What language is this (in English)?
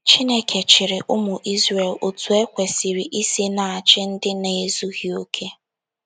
Igbo